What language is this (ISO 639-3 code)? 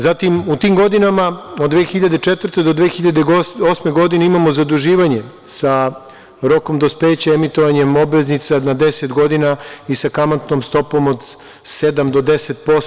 srp